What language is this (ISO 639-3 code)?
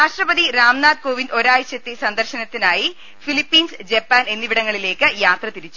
mal